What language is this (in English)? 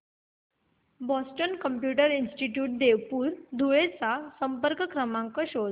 Marathi